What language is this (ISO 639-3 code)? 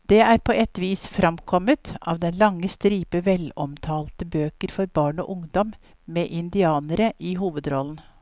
nor